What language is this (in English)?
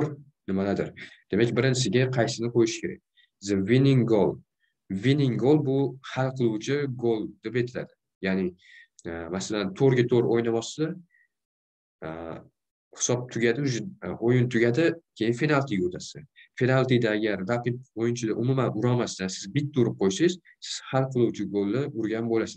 Turkish